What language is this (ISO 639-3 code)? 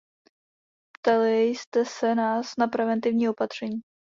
ces